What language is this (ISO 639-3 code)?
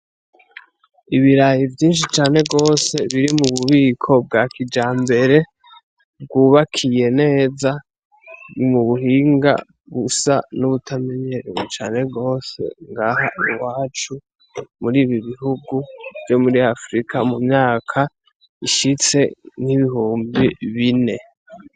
run